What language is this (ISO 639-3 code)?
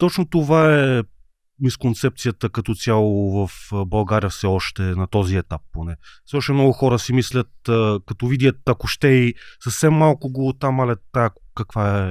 bul